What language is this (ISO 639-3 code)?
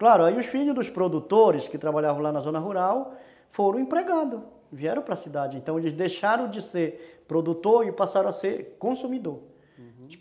por